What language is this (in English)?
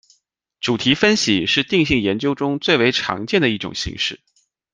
Chinese